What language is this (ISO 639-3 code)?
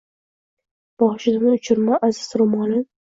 uzb